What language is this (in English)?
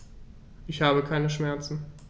German